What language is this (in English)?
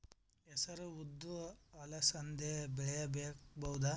Kannada